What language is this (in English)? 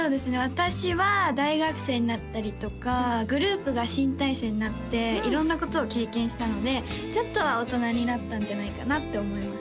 Japanese